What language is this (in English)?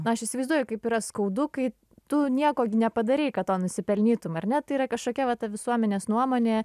Lithuanian